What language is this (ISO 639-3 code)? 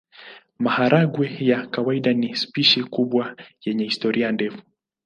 swa